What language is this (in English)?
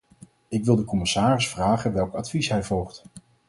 Dutch